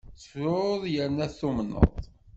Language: Kabyle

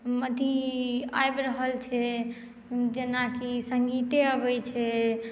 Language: Maithili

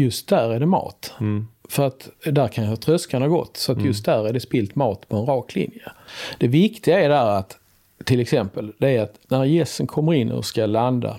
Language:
Swedish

